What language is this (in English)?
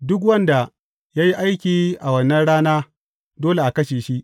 Hausa